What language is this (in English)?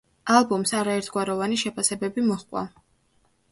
Georgian